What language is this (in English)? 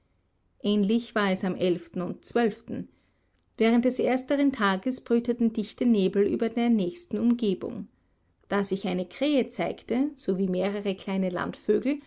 German